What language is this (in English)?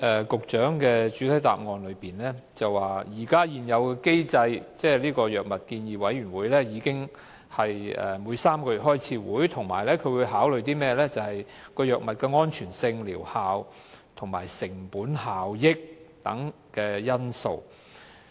Cantonese